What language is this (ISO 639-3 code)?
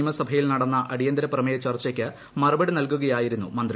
mal